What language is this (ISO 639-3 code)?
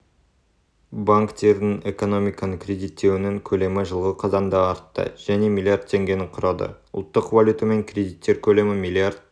kaz